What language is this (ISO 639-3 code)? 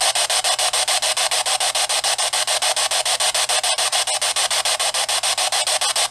eng